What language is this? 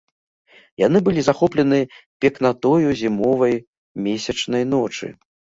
Belarusian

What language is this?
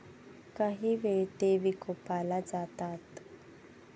Marathi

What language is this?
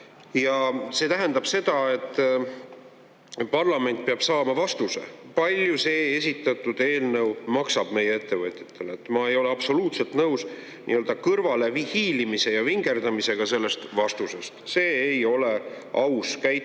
Estonian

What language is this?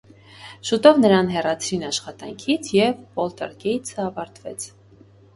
Armenian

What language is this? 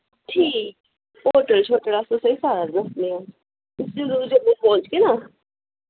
Dogri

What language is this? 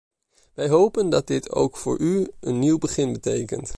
Dutch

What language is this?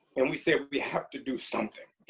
English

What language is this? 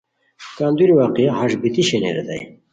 Khowar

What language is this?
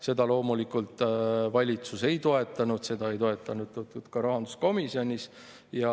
Estonian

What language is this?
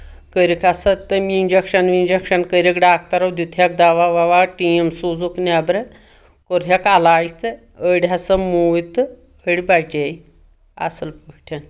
Kashmiri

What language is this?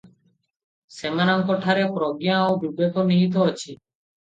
Odia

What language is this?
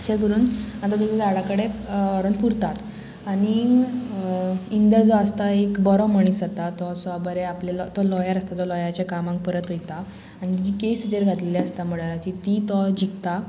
Konkani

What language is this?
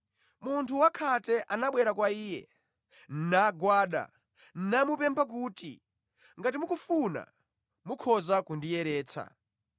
Nyanja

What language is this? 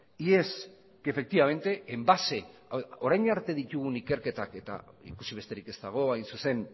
Basque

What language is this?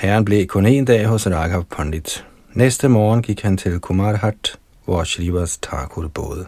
Danish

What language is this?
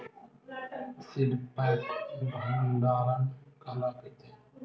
Chhattisgarhi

